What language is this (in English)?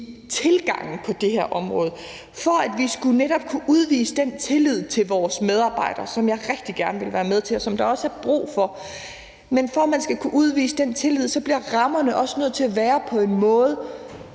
Danish